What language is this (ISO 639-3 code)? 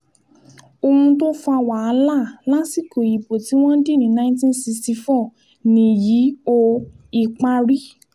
yor